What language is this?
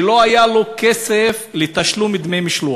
Hebrew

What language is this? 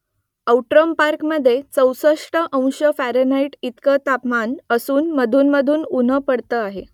Marathi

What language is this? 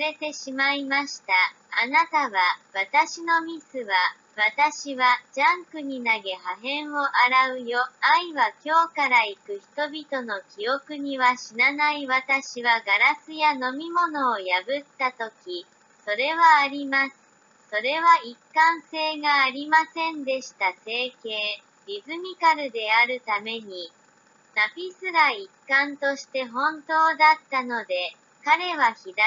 Japanese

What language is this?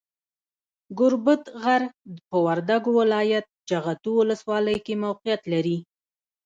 Pashto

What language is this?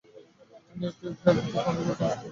Bangla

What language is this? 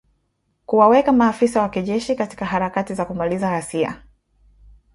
Swahili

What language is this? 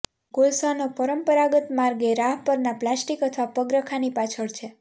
Gujarati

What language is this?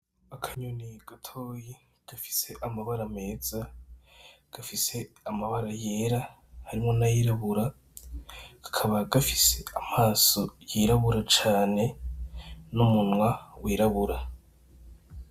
Rundi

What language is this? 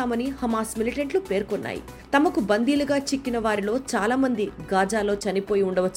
Telugu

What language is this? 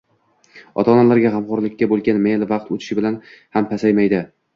Uzbek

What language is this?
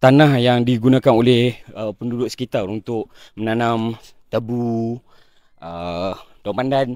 Malay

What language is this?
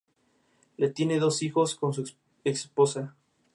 Spanish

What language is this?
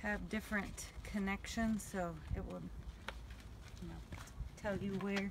English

